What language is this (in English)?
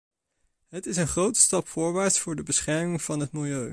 Dutch